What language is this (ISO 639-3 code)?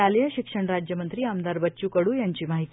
mar